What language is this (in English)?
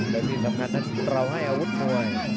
Thai